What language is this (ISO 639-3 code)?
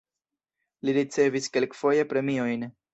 epo